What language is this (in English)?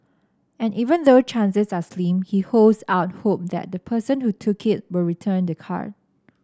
English